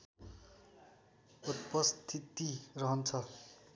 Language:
Nepali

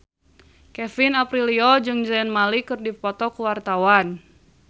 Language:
Sundanese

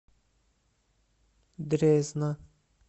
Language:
Russian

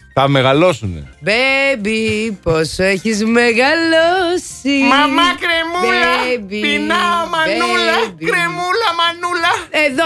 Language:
Greek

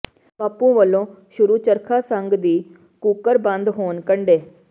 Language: Punjabi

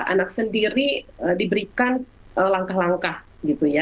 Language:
Indonesian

